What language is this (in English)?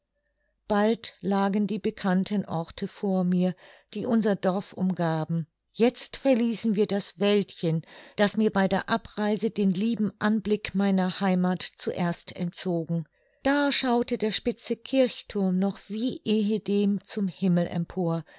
German